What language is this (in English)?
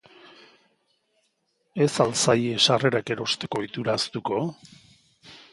Basque